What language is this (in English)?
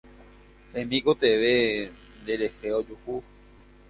Guarani